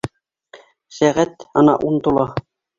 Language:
Bashkir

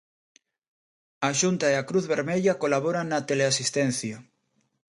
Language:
Galician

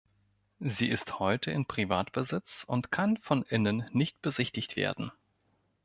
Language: German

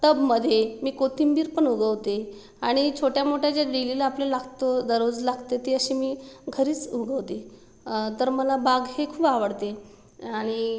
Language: Marathi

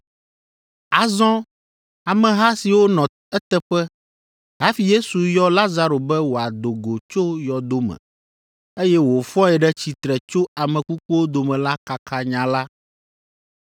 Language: Ewe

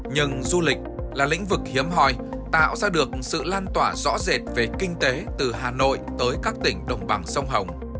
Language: Vietnamese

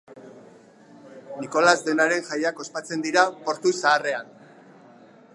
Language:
Basque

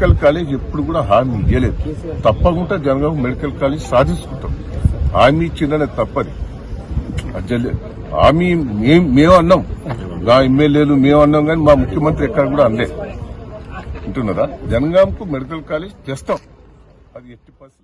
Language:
Indonesian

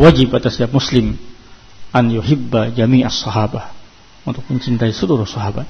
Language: Indonesian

